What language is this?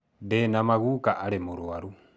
Kikuyu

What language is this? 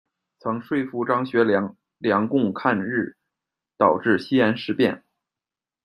Chinese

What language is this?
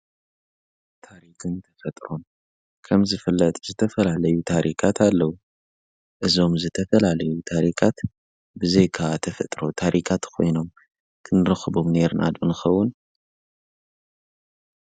Tigrinya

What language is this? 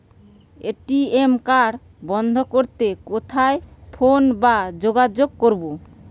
Bangla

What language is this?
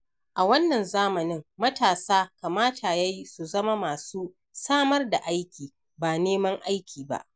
Hausa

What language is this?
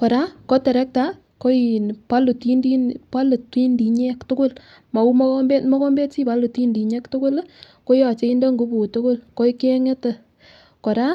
Kalenjin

